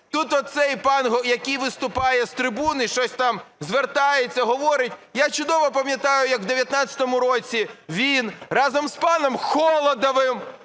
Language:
Ukrainian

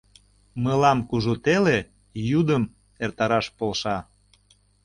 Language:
Mari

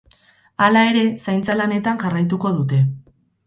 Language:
Basque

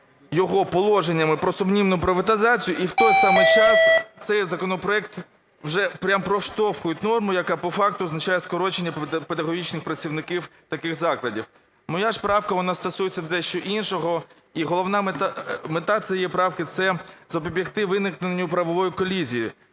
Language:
Ukrainian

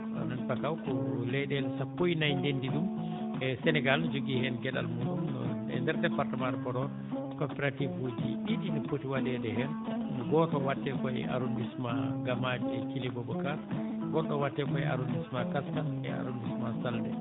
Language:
Fula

